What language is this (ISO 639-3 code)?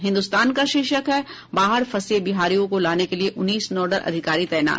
hin